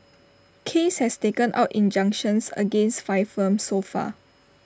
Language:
English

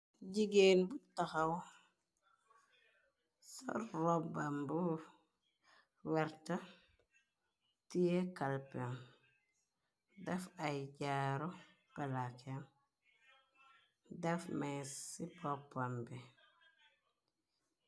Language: Wolof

